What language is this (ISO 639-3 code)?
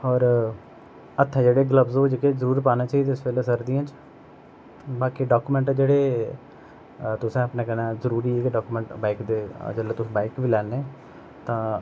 doi